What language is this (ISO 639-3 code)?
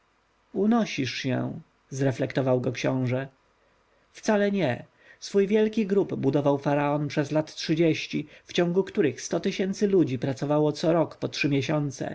pol